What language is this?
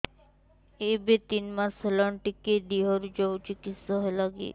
Odia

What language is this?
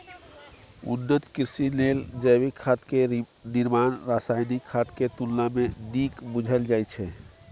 Maithili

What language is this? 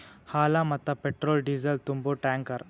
Kannada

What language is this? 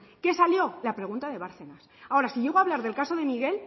Spanish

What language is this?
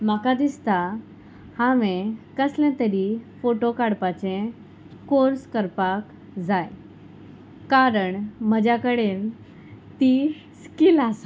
Konkani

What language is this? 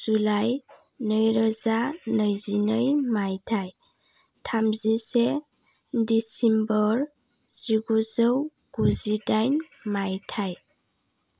Bodo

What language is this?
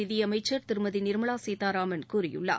Tamil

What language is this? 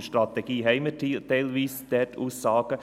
Swiss German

